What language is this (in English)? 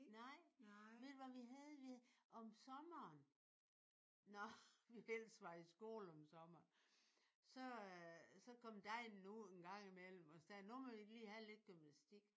Danish